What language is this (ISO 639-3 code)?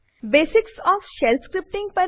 guj